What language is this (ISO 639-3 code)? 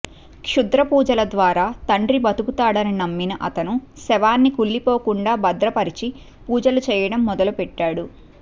tel